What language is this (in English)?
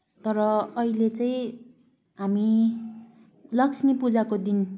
Nepali